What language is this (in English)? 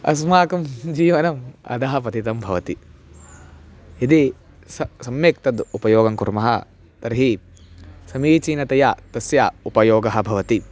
Sanskrit